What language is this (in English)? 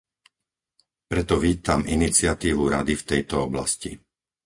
Slovak